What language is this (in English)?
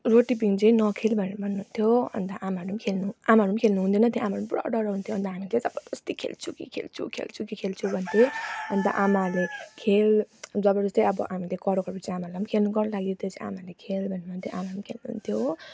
Nepali